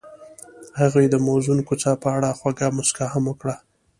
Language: Pashto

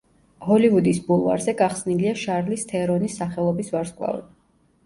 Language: Georgian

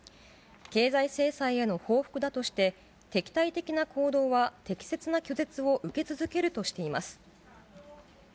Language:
Japanese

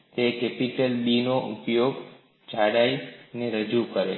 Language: Gujarati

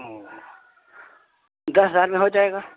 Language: Urdu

